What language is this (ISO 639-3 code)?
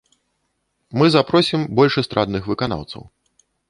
bel